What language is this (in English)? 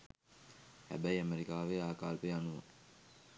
Sinhala